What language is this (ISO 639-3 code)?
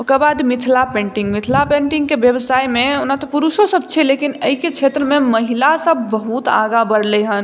mai